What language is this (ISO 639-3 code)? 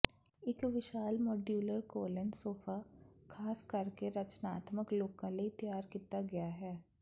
pan